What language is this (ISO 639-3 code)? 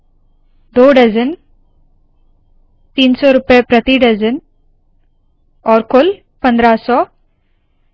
hin